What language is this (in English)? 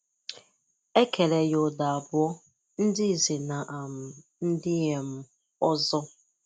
Igbo